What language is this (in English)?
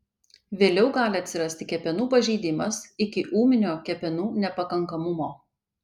Lithuanian